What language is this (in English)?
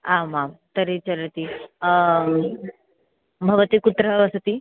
Sanskrit